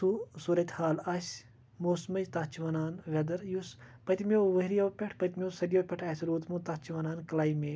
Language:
Kashmiri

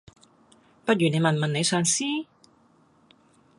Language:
Cantonese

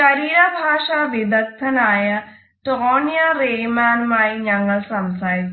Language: Malayalam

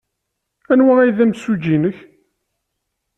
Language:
Kabyle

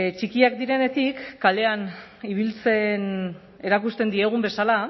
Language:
Basque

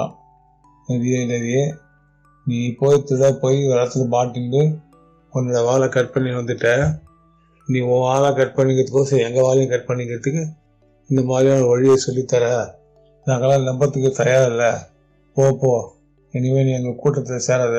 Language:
Tamil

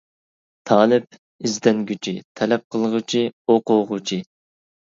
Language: Uyghur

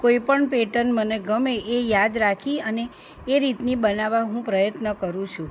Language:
Gujarati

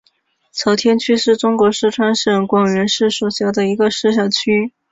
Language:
Chinese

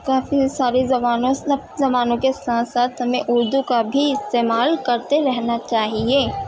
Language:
Urdu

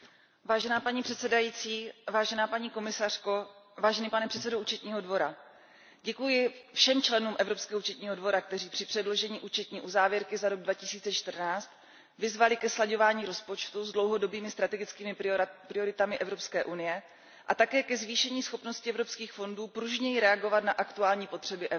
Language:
Czech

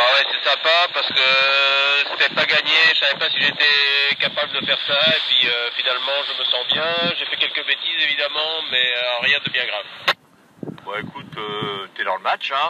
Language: French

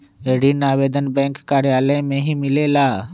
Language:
Magahi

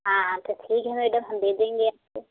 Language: Hindi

